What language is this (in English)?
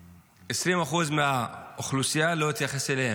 Hebrew